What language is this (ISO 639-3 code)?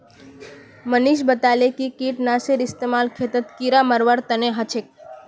mag